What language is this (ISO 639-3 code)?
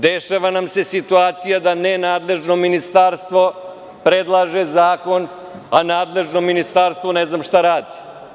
srp